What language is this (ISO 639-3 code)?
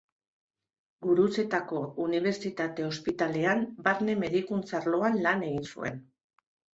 eus